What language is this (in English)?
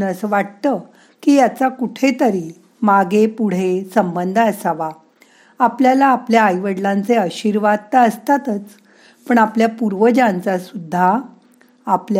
Marathi